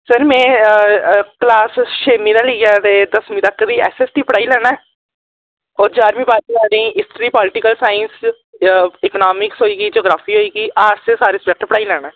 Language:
Dogri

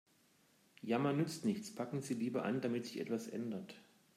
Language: German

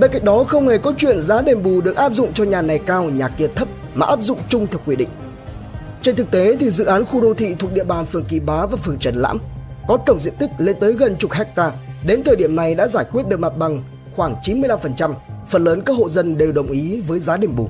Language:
Vietnamese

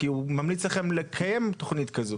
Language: Hebrew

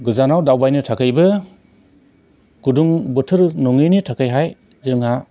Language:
Bodo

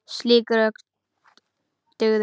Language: Icelandic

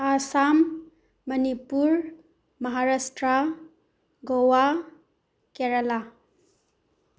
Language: Manipuri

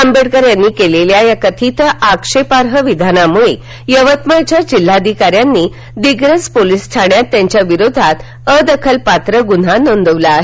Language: Marathi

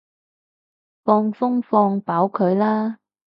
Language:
Cantonese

